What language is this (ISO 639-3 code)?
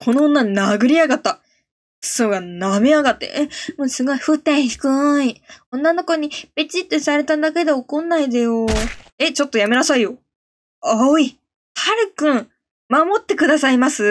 jpn